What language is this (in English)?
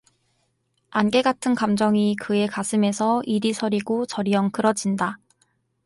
Korean